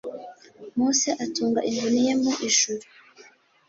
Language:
Kinyarwanda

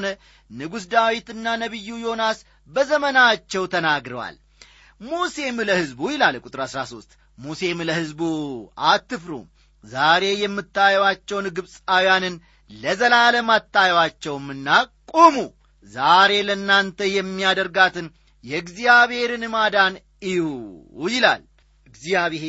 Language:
Amharic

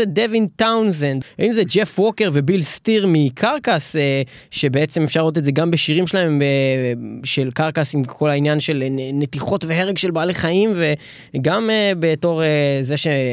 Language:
Hebrew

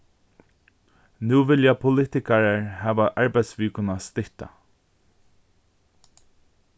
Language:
Faroese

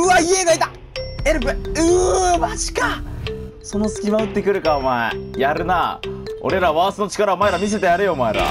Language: Japanese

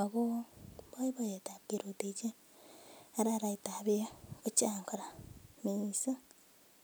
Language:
Kalenjin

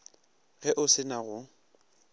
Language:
Northern Sotho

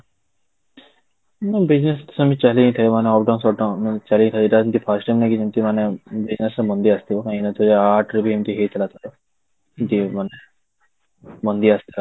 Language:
Odia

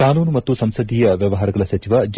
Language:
Kannada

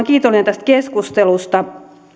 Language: Finnish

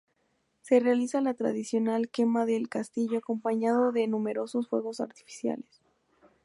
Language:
Spanish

